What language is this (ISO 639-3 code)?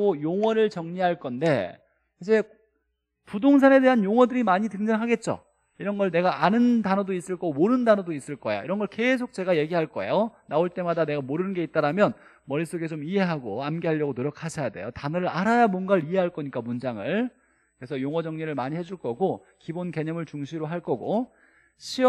kor